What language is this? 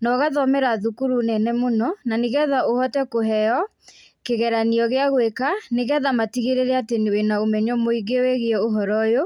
Kikuyu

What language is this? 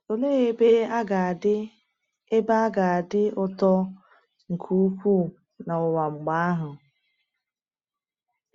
Igbo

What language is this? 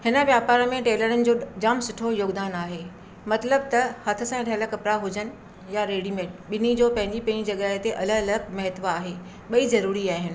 Sindhi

